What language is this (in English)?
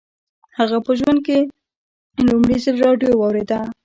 Pashto